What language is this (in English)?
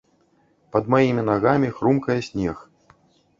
Belarusian